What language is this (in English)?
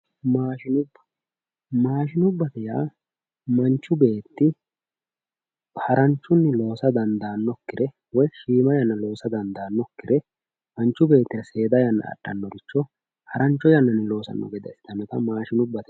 Sidamo